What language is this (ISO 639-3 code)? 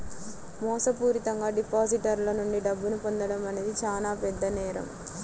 tel